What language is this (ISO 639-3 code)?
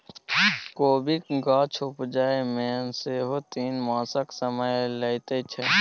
mai